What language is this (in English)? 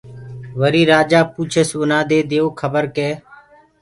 Gurgula